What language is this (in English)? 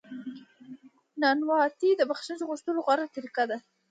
Pashto